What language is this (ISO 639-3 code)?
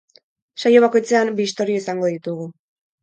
eus